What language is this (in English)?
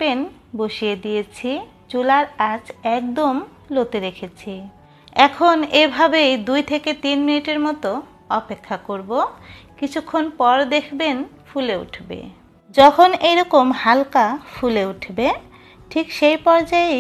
Hindi